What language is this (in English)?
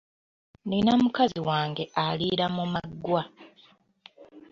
Ganda